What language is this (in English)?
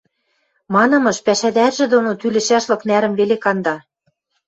Western Mari